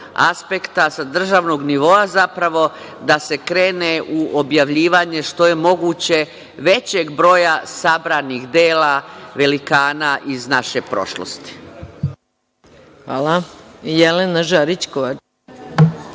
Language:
Serbian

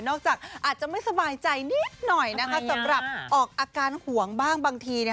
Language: Thai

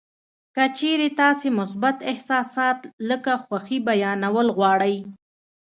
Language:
Pashto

